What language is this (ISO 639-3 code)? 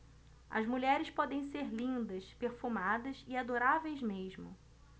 por